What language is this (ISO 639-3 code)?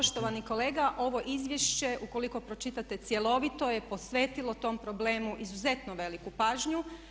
hrv